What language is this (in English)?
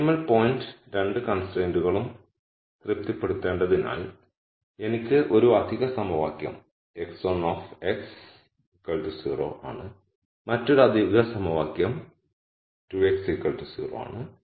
Malayalam